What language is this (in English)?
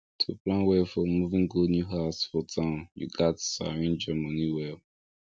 Nigerian Pidgin